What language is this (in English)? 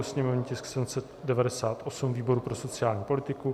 Czech